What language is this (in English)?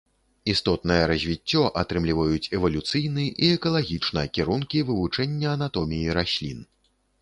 Belarusian